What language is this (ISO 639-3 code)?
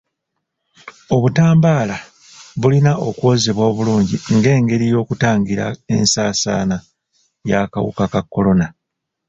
lug